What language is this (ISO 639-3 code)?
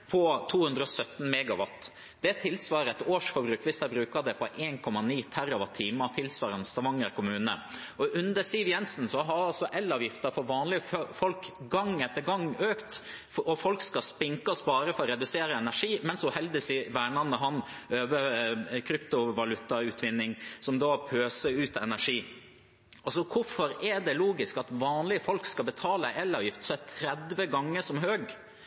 nob